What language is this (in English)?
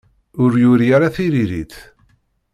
Kabyle